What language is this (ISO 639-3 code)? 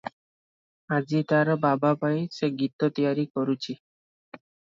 ori